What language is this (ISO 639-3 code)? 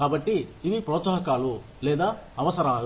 tel